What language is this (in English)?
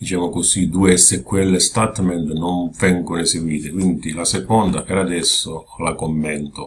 Italian